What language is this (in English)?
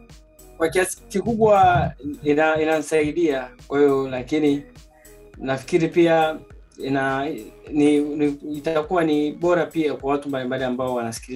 Swahili